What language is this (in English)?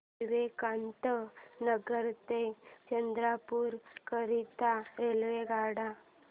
Marathi